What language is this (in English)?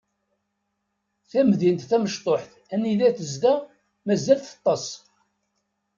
Kabyle